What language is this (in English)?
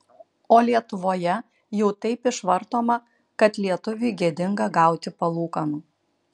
Lithuanian